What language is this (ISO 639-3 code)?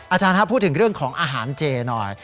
tha